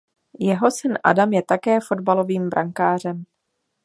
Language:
Czech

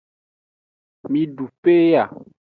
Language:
Aja (Benin)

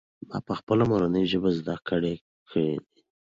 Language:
Pashto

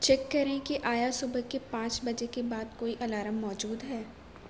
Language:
Urdu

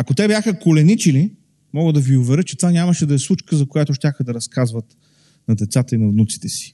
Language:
Bulgarian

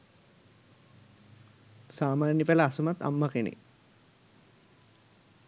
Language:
Sinhala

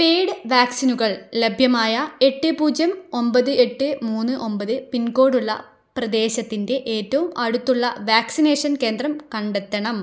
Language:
Malayalam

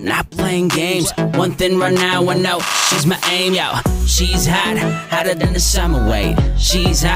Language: Filipino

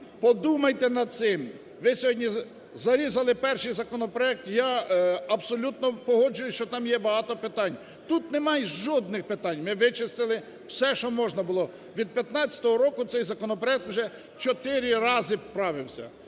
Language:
Ukrainian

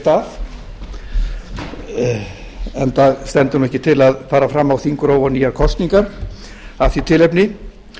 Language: Icelandic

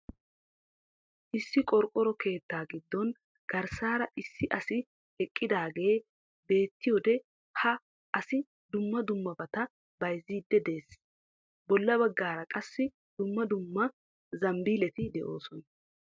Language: Wolaytta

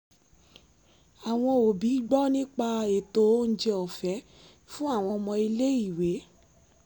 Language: Yoruba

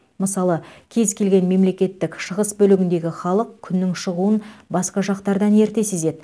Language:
Kazakh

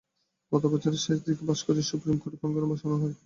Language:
Bangla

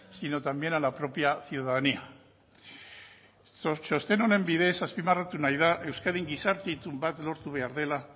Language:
Basque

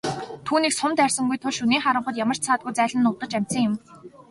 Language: Mongolian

